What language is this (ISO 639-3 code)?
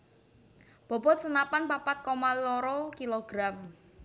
jav